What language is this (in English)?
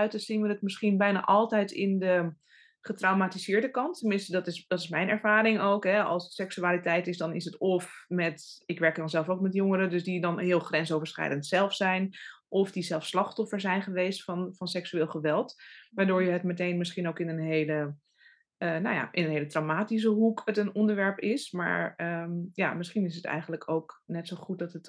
Dutch